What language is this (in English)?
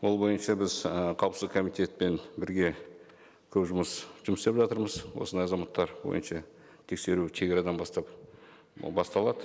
Kazakh